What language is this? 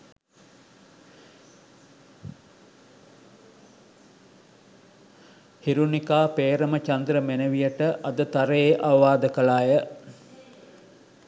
Sinhala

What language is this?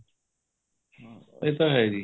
Punjabi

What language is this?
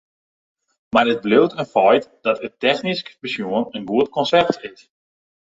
Western Frisian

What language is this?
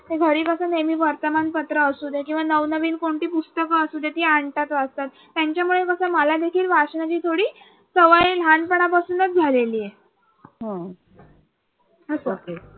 Marathi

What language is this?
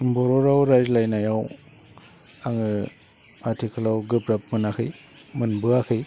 Bodo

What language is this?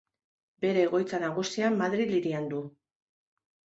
Basque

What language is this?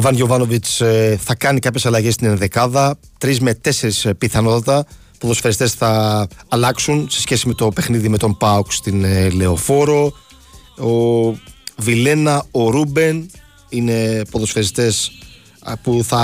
Greek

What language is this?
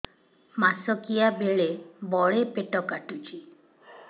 Odia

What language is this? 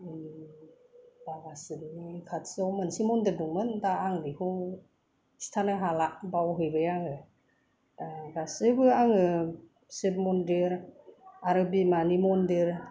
Bodo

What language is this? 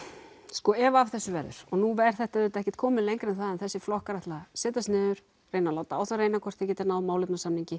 Icelandic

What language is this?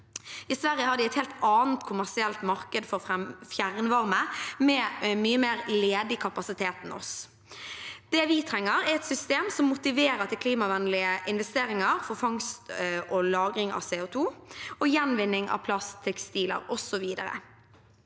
Norwegian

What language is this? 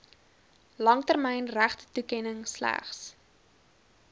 Afrikaans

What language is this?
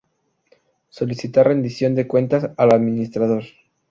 Spanish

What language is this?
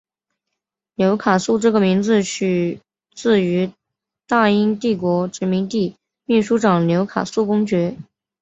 Chinese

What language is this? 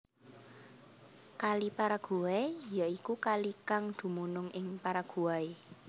Javanese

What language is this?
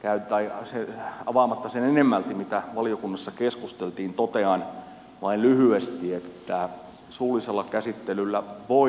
Finnish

